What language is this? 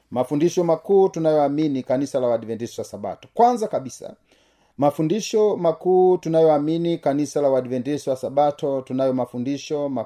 Swahili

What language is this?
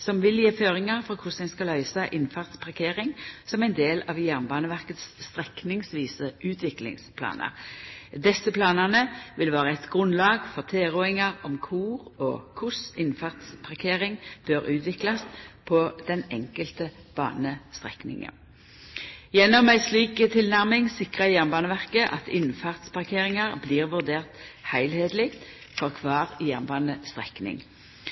Norwegian Nynorsk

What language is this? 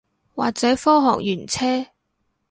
Cantonese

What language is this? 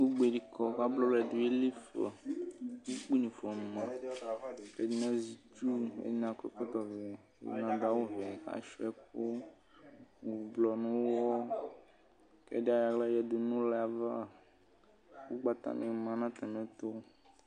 Ikposo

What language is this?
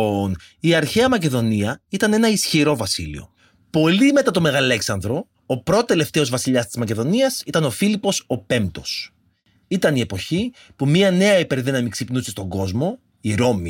Greek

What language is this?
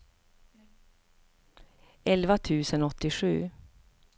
Swedish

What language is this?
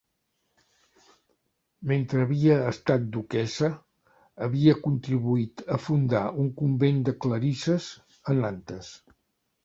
Catalan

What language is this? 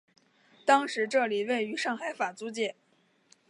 Chinese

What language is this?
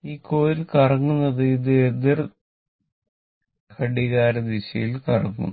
Malayalam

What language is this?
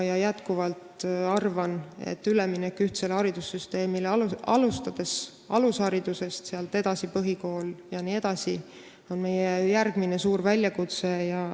Estonian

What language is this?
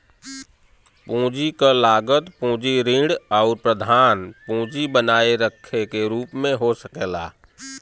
Bhojpuri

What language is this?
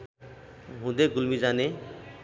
Nepali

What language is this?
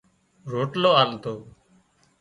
Wadiyara Koli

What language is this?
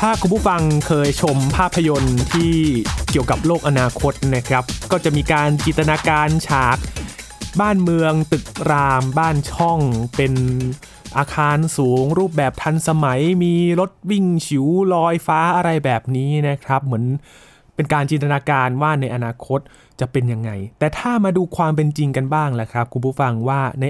Thai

